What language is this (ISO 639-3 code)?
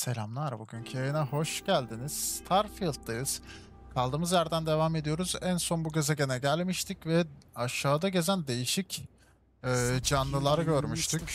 tur